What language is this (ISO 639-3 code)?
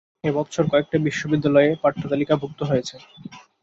ben